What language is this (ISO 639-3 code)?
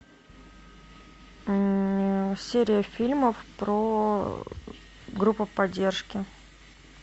rus